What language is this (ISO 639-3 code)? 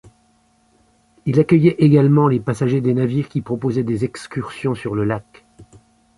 fra